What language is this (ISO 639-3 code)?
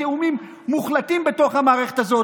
heb